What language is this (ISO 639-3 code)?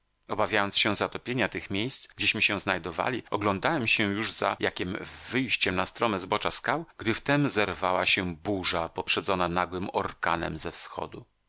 pol